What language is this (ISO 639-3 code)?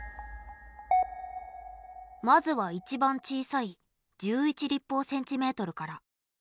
jpn